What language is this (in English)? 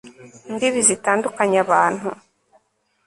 Kinyarwanda